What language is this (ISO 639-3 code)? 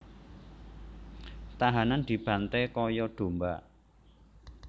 jav